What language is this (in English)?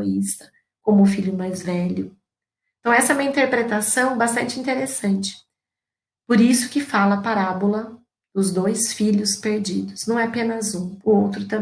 Portuguese